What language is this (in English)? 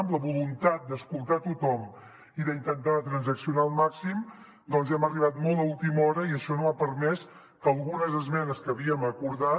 Catalan